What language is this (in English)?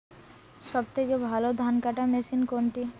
Bangla